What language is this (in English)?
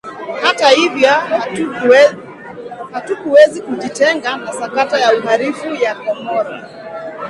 Swahili